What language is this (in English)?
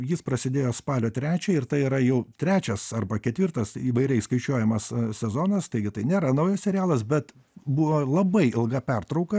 Lithuanian